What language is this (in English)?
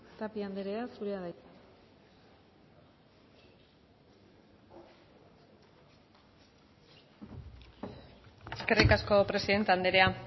Basque